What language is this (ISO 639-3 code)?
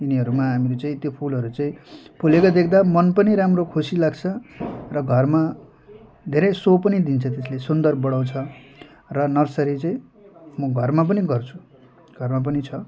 nep